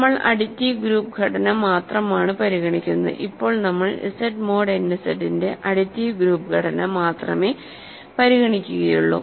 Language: Malayalam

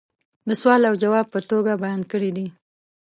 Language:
Pashto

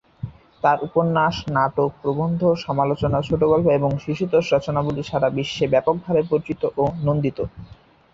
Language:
Bangla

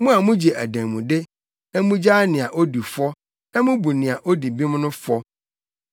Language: Akan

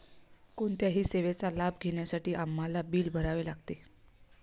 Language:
Marathi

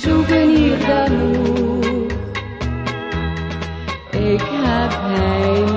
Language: Dutch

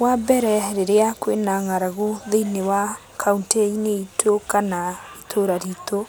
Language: Kikuyu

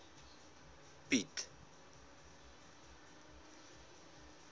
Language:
Afrikaans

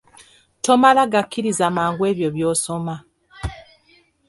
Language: Ganda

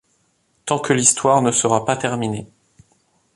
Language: French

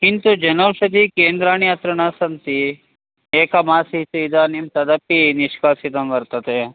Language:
Sanskrit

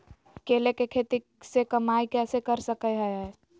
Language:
Magahi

